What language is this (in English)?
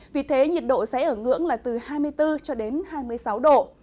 Vietnamese